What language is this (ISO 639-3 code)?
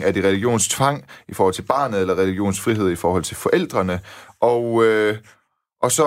dan